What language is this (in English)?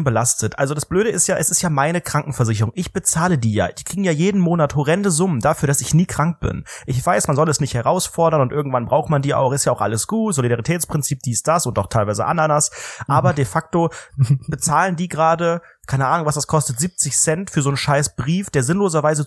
German